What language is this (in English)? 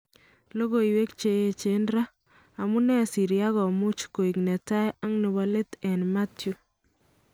Kalenjin